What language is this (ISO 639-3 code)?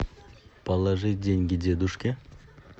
rus